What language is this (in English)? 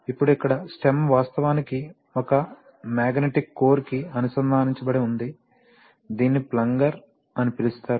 Telugu